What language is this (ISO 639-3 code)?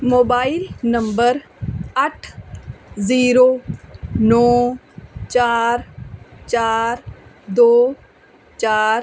pan